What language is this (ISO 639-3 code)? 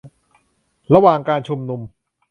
tha